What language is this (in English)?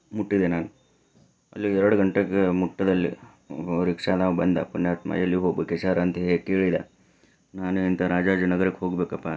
Kannada